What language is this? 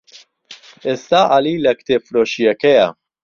Central Kurdish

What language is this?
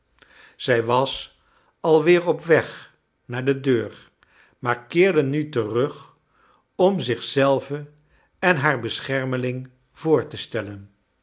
Dutch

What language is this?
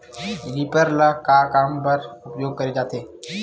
Chhattisgarhi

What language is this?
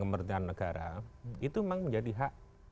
Indonesian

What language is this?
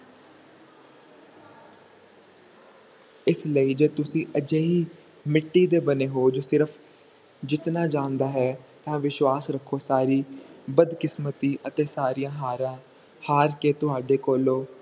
Punjabi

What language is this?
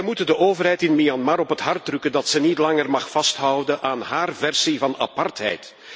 Dutch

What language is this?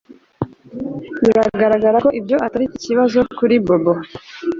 Kinyarwanda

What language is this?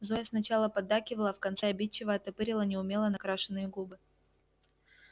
Russian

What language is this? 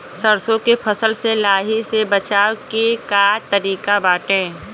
Bhojpuri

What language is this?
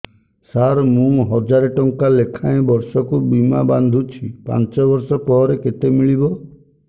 Odia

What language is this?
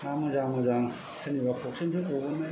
Bodo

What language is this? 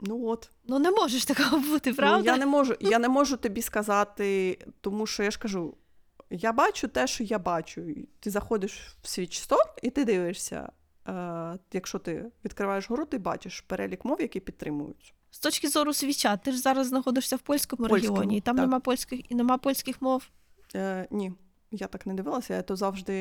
Ukrainian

